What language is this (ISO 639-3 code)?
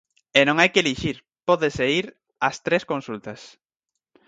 glg